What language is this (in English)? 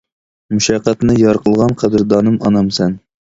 Uyghur